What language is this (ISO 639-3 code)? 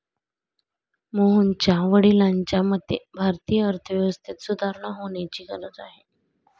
mar